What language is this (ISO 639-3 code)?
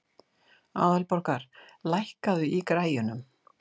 isl